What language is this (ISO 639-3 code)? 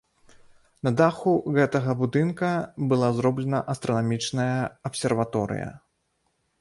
bel